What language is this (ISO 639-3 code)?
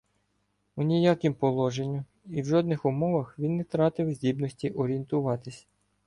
ukr